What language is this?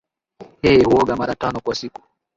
Swahili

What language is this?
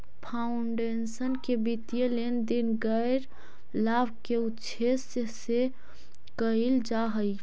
Magahi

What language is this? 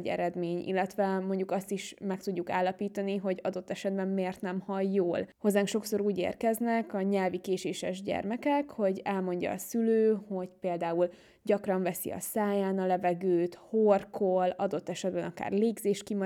Hungarian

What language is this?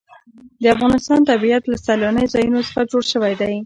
Pashto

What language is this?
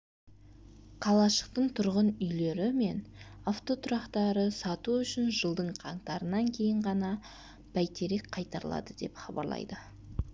Kazakh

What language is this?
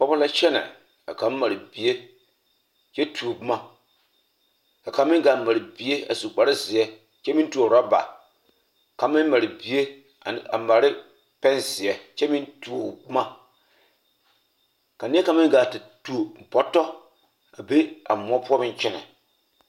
Southern Dagaare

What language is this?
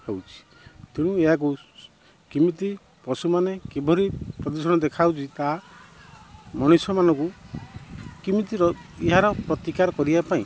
Odia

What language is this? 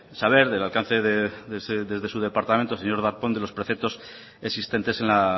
Spanish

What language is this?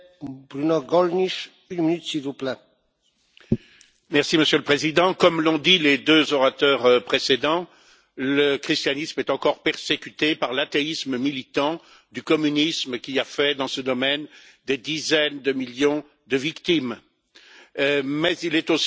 French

